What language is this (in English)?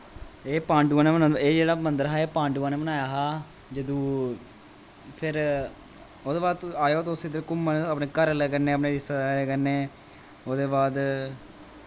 Dogri